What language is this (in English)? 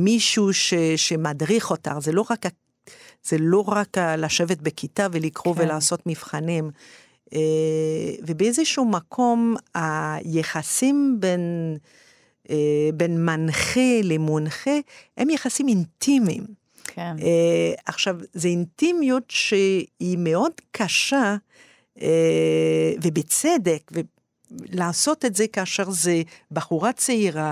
Hebrew